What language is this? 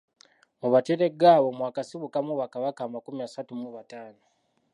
Ganda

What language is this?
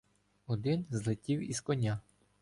Ukrainian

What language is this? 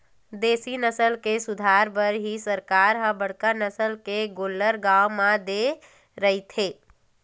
Chhattisgarhi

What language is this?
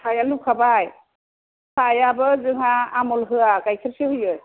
Bodo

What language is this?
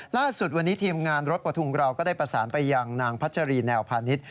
Thai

